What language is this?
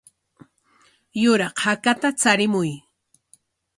Corongo Ancash Quechua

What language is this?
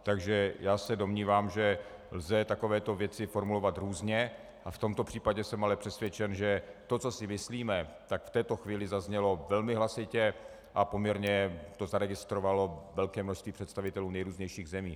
Czech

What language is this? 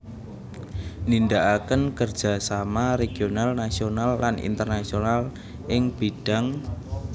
Javanese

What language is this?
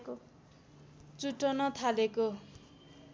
Nepali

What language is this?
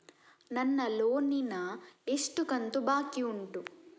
Kannada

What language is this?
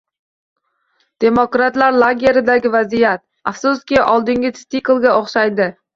Uzbek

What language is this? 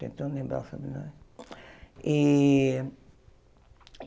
Portuguese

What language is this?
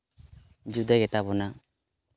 Santali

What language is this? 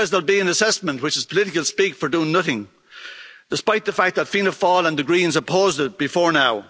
English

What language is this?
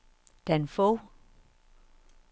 Danish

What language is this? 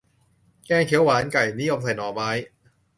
Thai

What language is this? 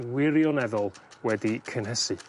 Welsh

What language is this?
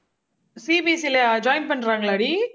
Tamil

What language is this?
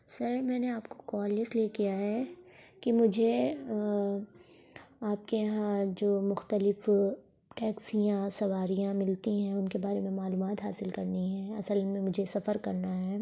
Urdu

